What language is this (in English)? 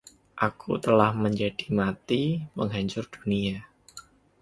Indonesian